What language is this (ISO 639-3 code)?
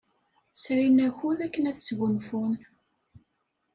kab